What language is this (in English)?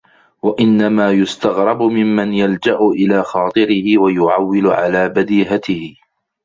Arabic